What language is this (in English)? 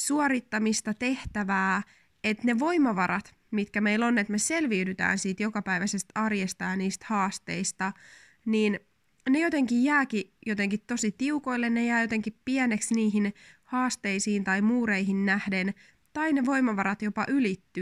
Finnish